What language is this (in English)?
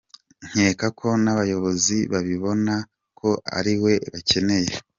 Kinyarwanda